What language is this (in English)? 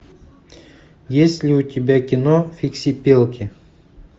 Russian